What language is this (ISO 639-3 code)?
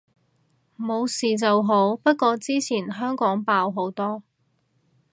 yue